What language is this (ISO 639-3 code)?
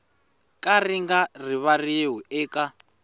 tso